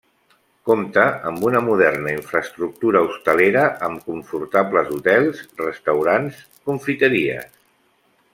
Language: Catalan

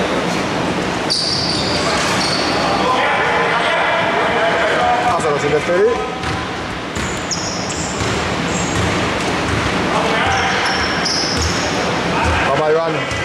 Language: Greek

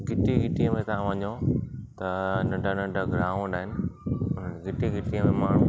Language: Sindhi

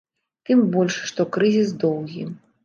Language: Belarusian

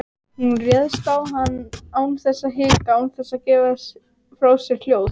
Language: Icelandic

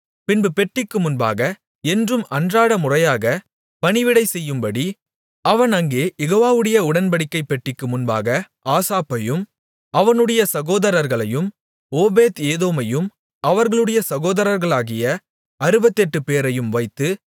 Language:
Tamil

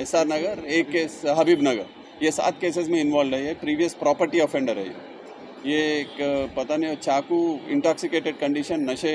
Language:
Hindi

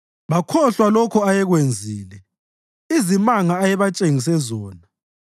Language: North Ndebele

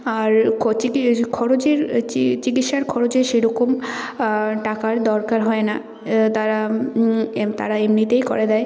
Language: Bangla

